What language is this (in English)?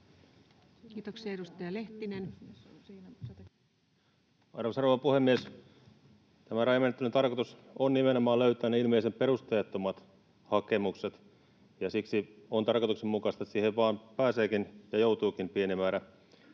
Finnish